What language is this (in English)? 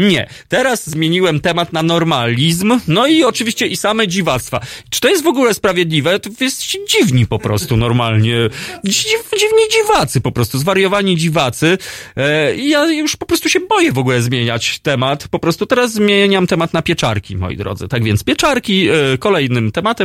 Polish